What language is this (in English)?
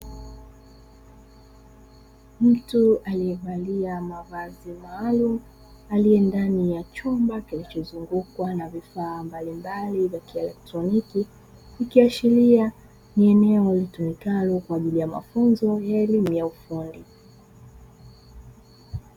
Swahili